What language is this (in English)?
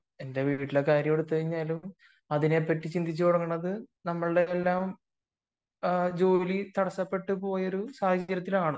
Malayalam